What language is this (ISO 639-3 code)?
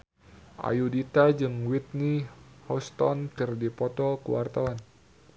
sun